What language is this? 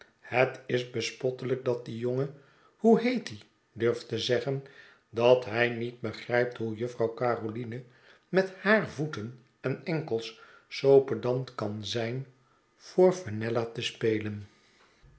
Dutch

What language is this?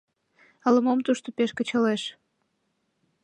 Mari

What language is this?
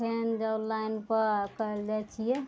Maithili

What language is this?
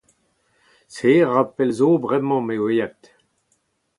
Breton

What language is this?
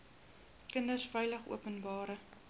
Afrikaans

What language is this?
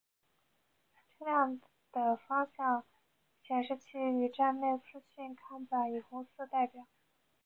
Chinese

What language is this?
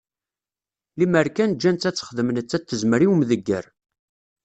Kabyle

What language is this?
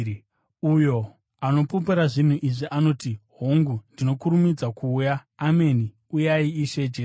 Shona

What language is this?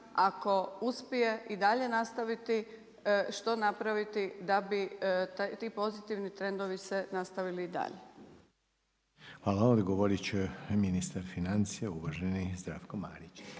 Croatian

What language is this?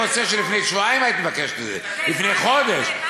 Hebrew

